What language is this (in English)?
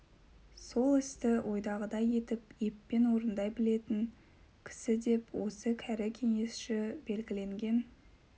Kazakh